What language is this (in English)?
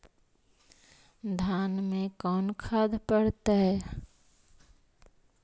Magahi